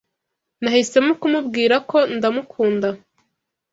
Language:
Kinyarwanda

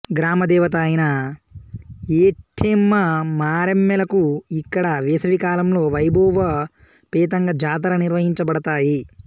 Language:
Telugu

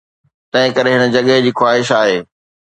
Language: Sindhi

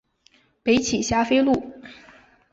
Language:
Chinese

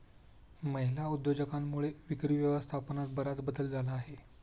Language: Marathi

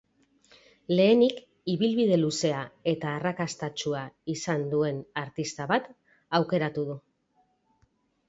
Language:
Basque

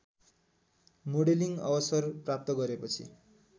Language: Nepali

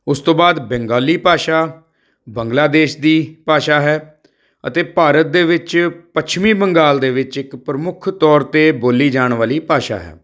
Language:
Punjabi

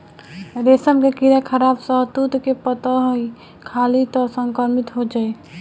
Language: Bhojpuri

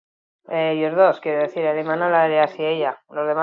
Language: Basque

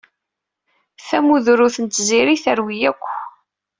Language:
Kabyle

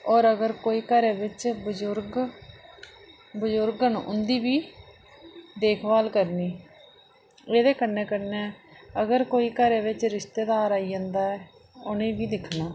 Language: Dogri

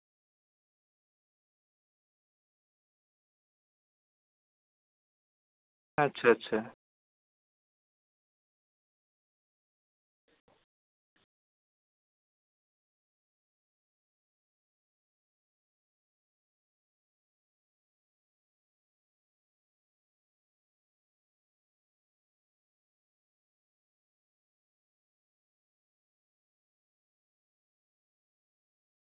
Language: Santali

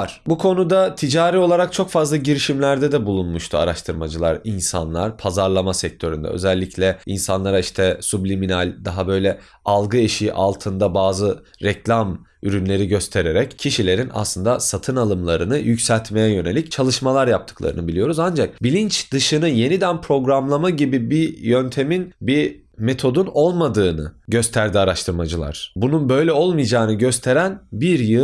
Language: Turkish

